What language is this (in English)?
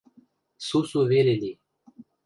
Western Mari